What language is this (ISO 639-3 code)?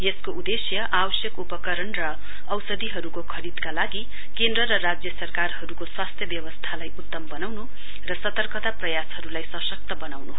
nep